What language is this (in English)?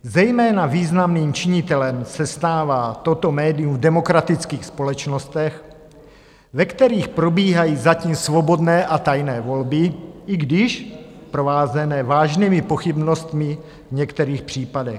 Czech